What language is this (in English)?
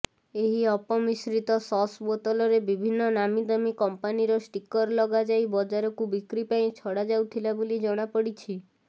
Odia